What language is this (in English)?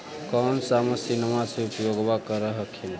Magahi